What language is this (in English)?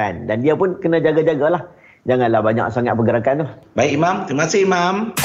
Malay